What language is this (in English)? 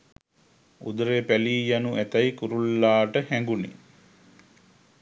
Sinhala